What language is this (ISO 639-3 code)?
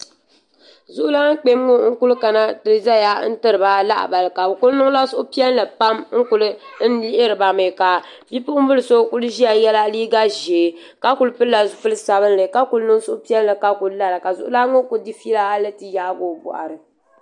dag